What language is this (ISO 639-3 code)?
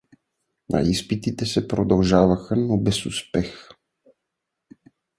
bul